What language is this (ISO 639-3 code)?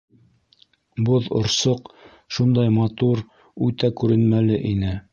bak